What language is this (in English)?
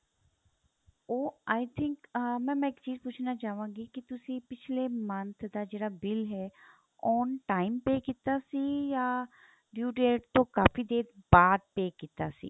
Punjabi